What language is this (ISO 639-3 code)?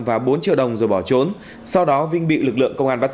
vie